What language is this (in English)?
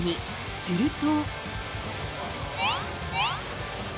Japanese